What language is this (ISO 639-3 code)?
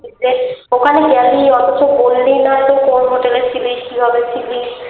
ben